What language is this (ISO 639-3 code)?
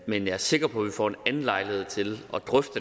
dan